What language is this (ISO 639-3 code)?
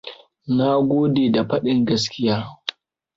hau